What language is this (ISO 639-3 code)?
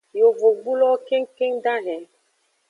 ajg